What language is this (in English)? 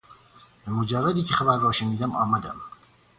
Persian